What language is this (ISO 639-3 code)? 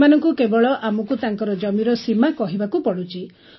ori